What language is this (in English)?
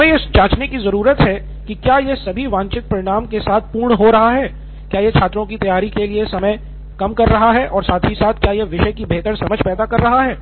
Hindi